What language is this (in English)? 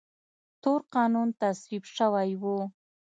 Pashto